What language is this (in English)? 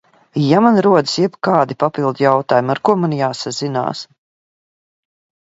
Latvian